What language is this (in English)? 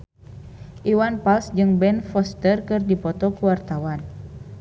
Sundanese